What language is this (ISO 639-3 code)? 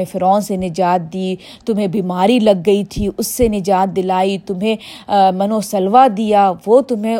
urd